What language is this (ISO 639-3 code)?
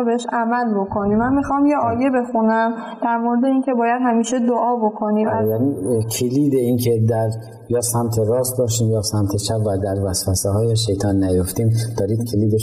fas